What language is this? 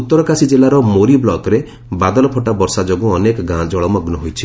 Odia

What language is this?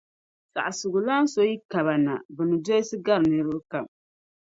Dagbani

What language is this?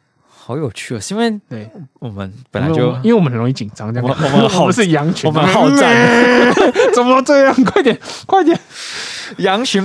Chinese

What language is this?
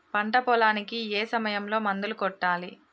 Telugu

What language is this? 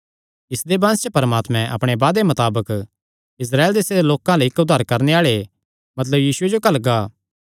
Kangri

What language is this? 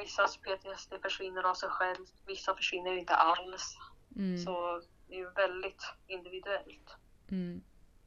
Swedish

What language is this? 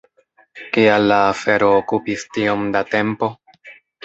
Esperanto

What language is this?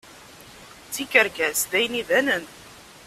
Kabyle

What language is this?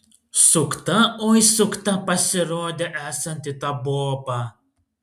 Lithuanian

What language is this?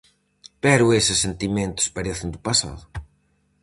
Galician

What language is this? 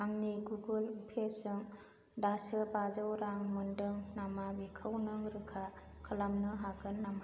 Bodo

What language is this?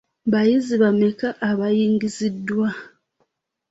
Ganda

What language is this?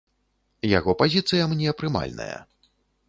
Belarusian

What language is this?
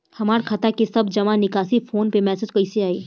Bhojpuri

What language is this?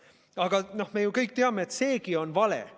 Estonian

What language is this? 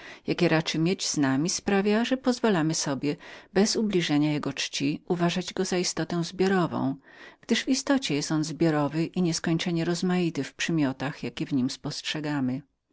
Polish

